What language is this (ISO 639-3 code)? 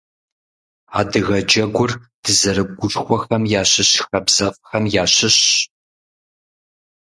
kbd